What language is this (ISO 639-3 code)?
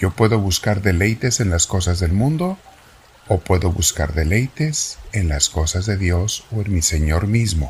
spa